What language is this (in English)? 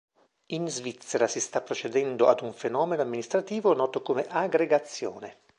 Italian